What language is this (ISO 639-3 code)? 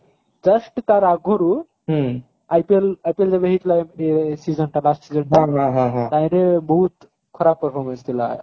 ori